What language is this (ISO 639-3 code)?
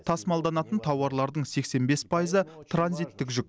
kaz